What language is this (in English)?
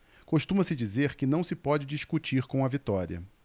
Portuguese